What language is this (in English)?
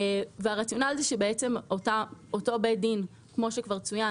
Hebrew